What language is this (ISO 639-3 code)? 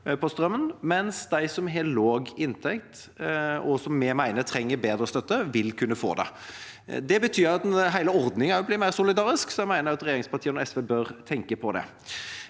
nor